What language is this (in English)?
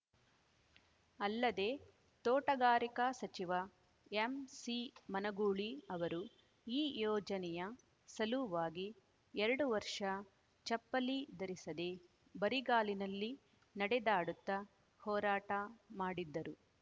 Kannada